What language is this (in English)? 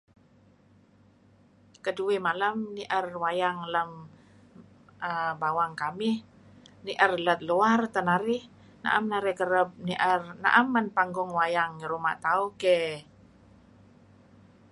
Kelabit